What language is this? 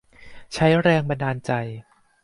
Thai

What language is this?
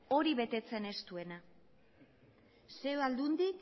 Basque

